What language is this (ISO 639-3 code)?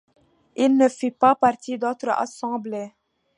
fra